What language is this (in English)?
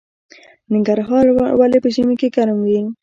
Pashto